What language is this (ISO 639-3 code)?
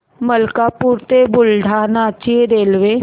mar